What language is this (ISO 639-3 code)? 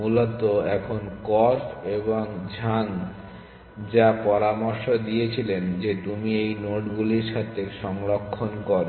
ben